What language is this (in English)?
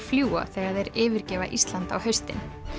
Icelandic